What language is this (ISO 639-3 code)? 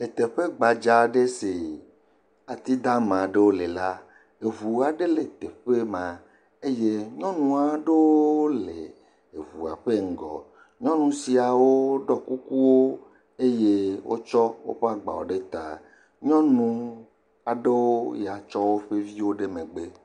ewe